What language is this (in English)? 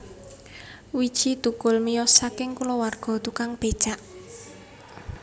Javanese